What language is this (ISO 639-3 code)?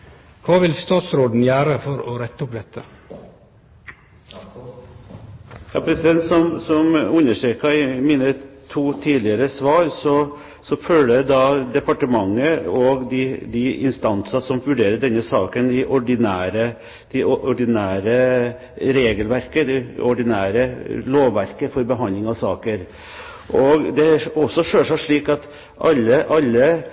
nor